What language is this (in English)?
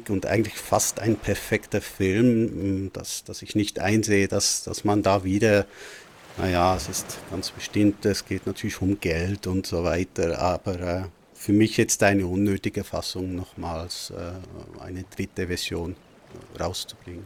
German